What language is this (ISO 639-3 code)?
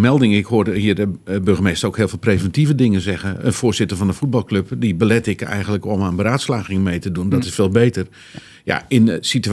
nld